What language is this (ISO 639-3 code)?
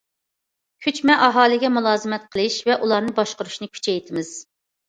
uig